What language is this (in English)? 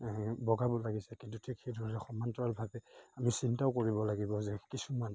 Assamese